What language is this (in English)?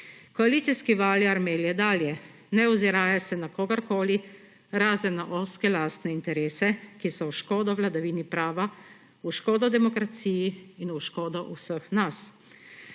Slovenian